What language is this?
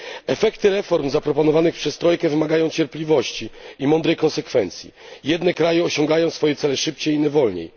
Polish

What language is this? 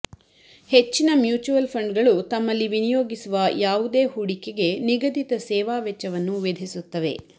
Kannada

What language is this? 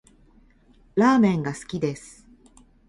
Japanese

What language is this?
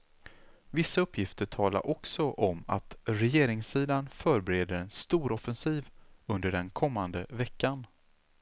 Swedish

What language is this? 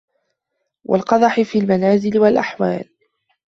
Arabic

